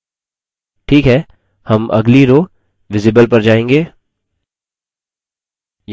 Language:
Hindi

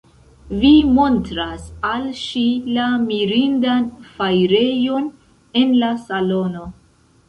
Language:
Esperanto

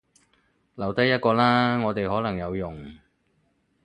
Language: Cantonese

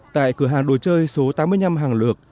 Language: Vietnamese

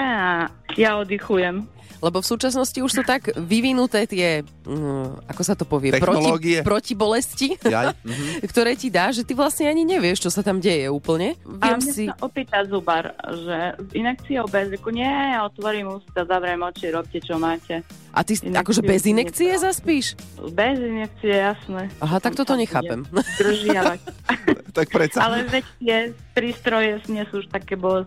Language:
Slovak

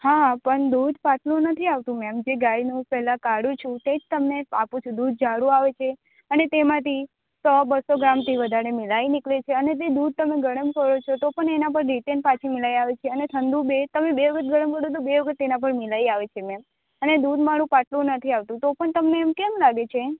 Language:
Gujarati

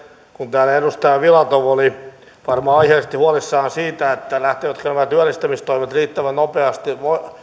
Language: Finnish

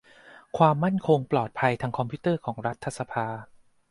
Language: Thai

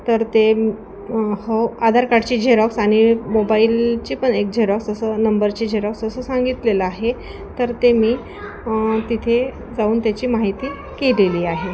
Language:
Marathi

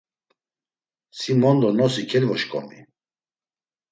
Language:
Laz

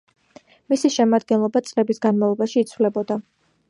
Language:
Georgian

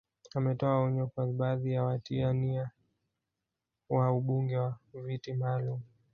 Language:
Swahili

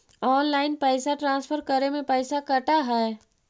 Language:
Magahi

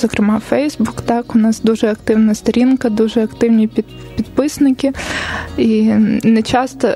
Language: Ukrainian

